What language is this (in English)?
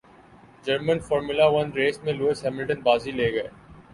Urdu